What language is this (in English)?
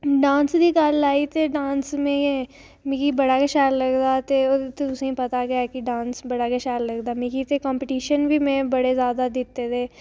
Dogri